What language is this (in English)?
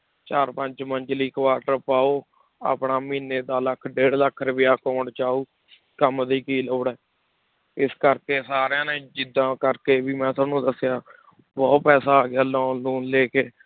Punjabi